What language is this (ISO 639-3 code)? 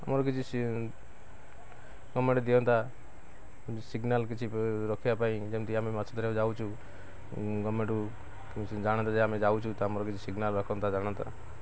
ori